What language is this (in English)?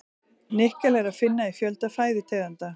Icelandic